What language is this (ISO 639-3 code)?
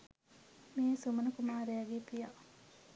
sin